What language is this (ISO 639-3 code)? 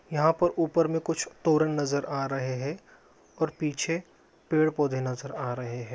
mag